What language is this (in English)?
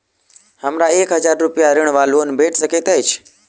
Maithili